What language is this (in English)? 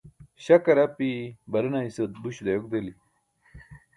Burushaski